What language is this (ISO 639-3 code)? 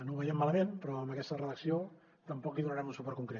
cat